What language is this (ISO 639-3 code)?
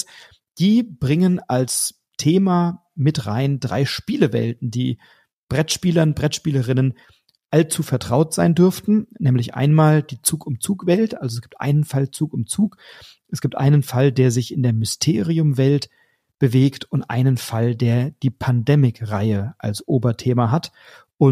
deu